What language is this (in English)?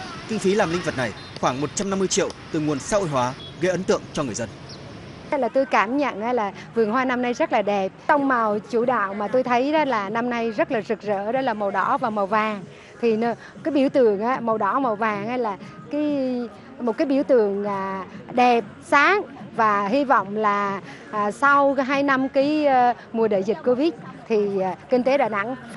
Vietnamese